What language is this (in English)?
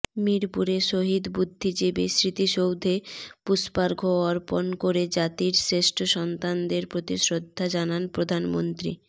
Bangla